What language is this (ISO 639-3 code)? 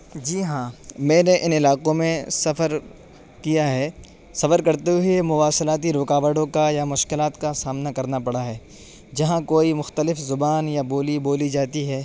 urd